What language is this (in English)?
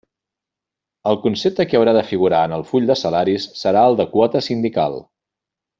Catalan